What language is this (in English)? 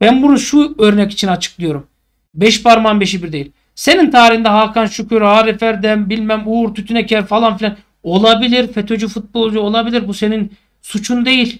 Turkish